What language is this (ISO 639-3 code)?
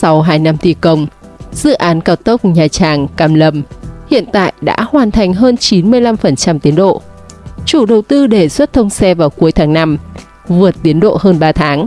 vie